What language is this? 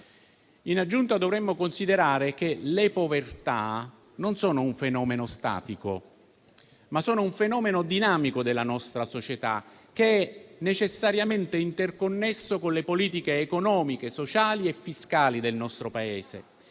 Italian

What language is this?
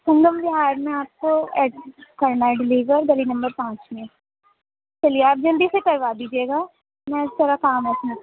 Urdu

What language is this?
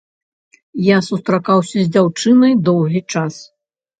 Belarusian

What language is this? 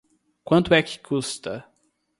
Portuguese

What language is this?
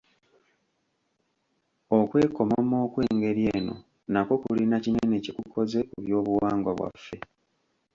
Ganda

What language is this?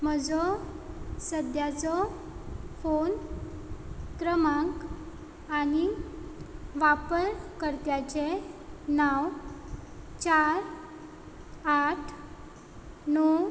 Konkani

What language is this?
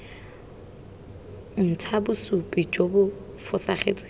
Tswana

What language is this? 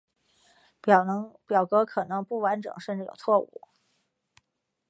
Chinese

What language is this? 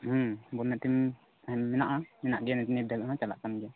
Santali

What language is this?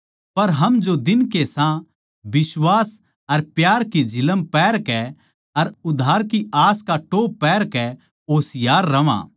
Haryanvi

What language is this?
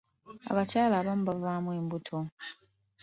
Ganda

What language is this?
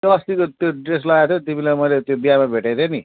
Nepali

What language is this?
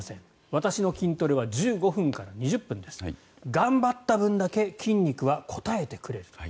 Japanese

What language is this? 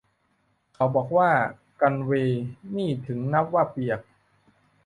Thai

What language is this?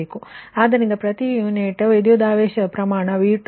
Kannada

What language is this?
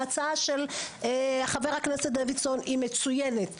Hebrew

